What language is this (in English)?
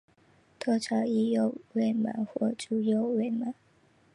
Chinese